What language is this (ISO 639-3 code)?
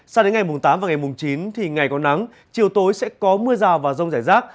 vie